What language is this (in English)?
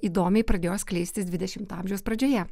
Lithuanian